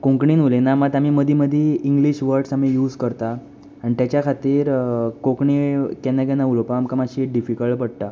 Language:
Konkani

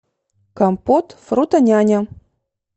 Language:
Russian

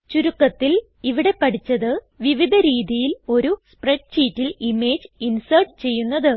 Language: Malayalam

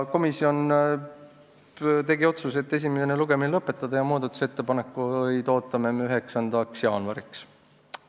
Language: Estonian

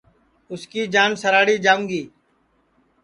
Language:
Sansi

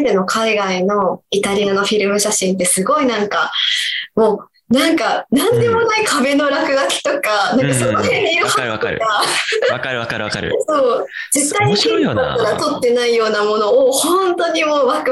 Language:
Japanese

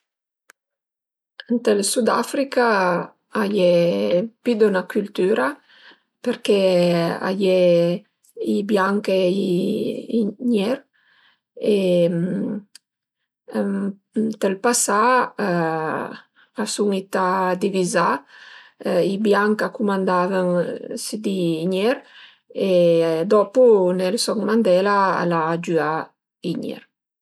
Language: Piedmontese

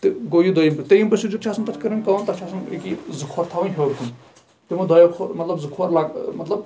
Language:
Kashmiri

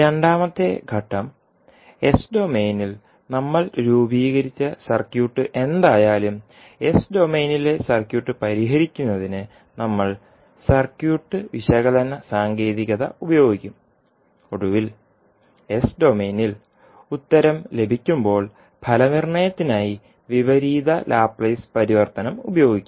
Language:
Malayalam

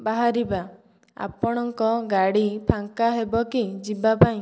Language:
Odia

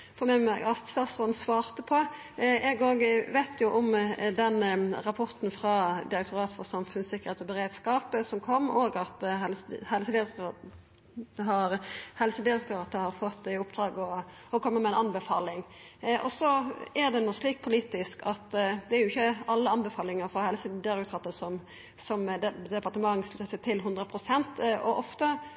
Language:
Norwegian Nynorsk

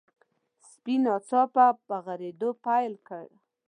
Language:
Pashto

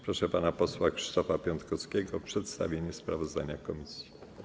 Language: Polish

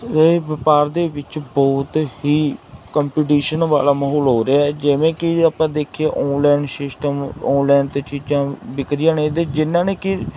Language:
Punjabi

